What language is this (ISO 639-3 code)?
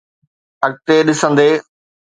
snd